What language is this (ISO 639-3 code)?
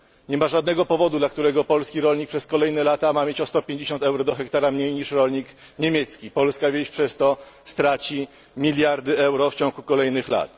pol